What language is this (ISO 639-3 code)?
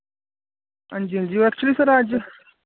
doi